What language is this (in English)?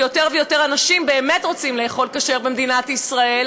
Hebrew